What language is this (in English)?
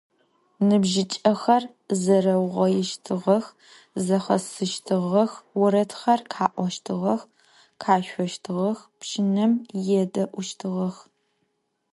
Adyghe